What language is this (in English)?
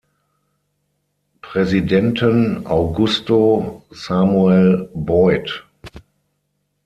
German